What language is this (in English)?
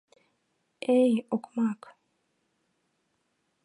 Mari